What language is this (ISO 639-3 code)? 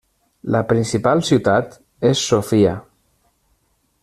cat